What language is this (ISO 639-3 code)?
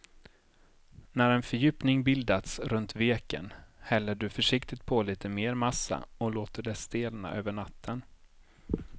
swe